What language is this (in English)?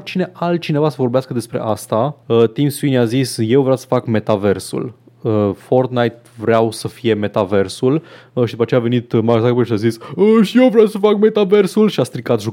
Romanian